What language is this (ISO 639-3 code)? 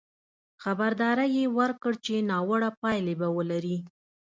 pus